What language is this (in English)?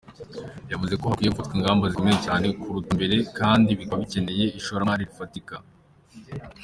Kinyarwanda